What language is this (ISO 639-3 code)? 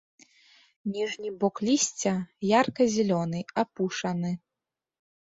bel